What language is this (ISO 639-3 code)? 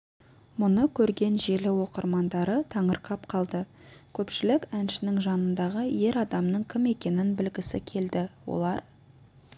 kaz